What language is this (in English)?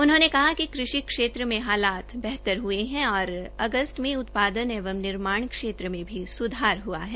Hindi